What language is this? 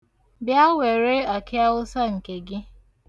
Igbo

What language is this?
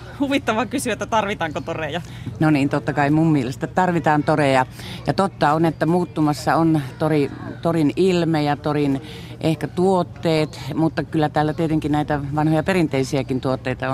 Finnish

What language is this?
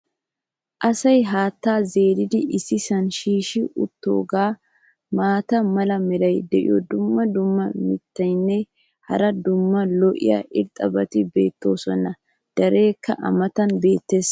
Wolaytta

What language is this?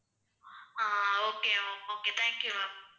Tamil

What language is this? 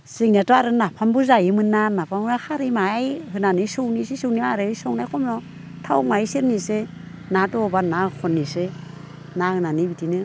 Bodo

